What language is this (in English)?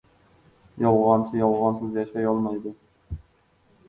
Uzbek